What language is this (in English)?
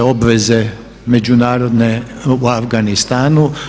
Croatian